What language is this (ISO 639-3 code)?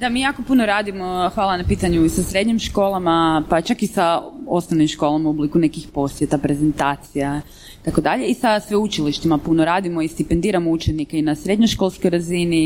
hrv